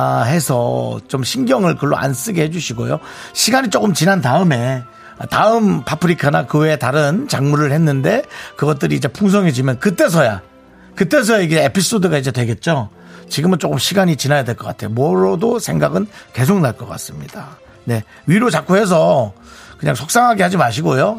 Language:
Korean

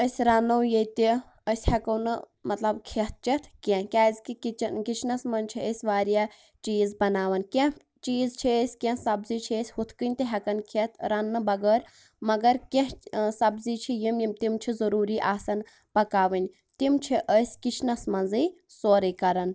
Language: Kashmiri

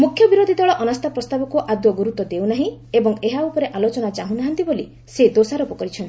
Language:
Odia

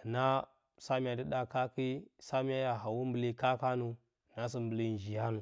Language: Bacama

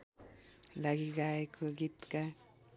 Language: Nepali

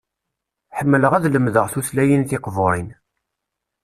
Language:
Kabyle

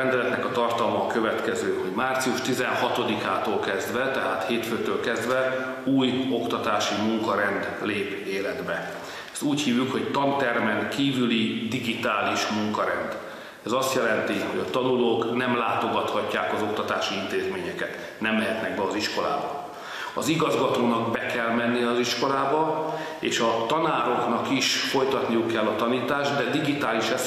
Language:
Hungarian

